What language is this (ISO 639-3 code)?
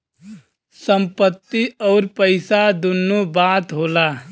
bho